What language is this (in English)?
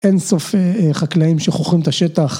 Hebrew